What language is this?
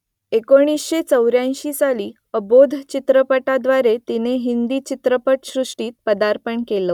Marathi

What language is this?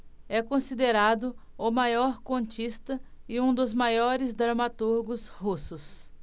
Portuguese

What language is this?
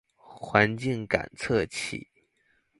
Chinese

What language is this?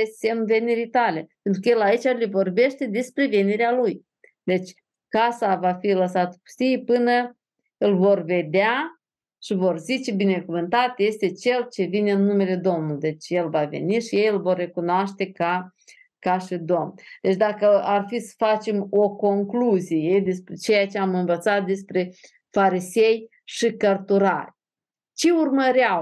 Romanian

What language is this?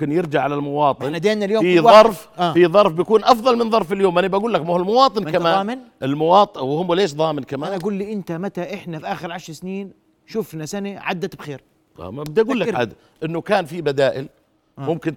Arabic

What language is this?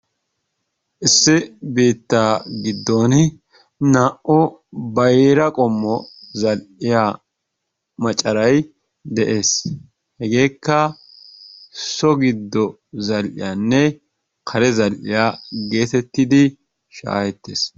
Wolaytta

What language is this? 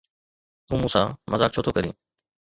Sindhi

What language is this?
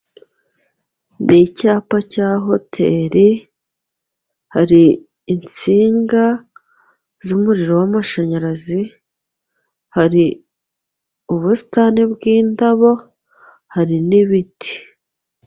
Kinyarwanda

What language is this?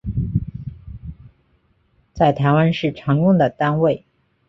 Chinese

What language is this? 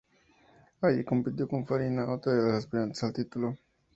Spanish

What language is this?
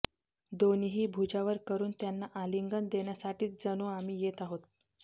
Marathi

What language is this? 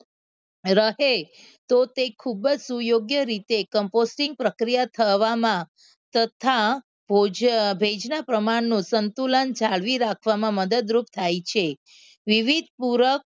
Gujarati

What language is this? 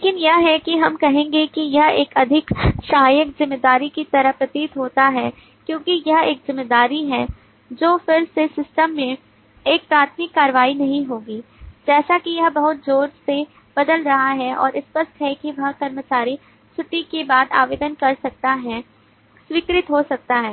Hindi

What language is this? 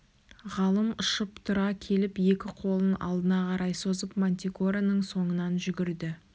Kazakh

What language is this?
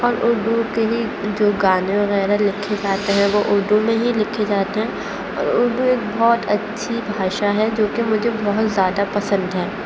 Urdu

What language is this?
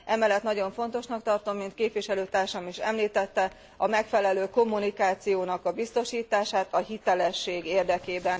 Hungarian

